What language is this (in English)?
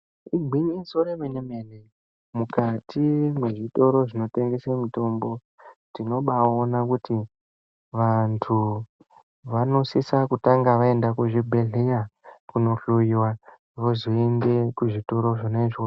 Ndau